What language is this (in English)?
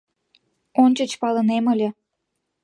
Mari